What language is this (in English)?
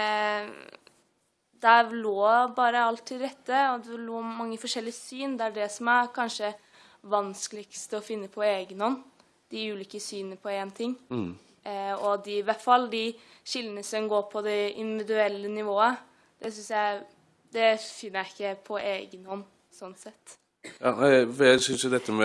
Norwegian